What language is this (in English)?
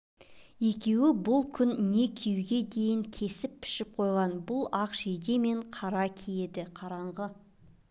Kazakh